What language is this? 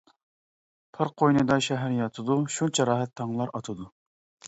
Uyghur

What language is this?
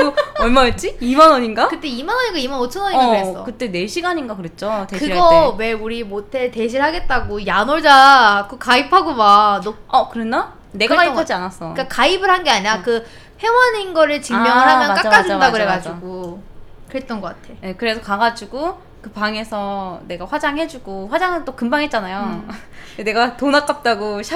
Korean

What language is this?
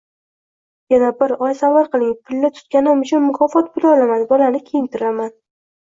Uzbek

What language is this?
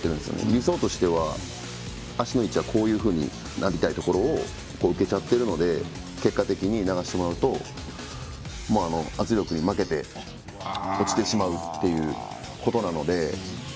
Japanese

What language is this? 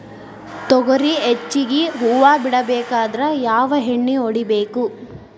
Kannada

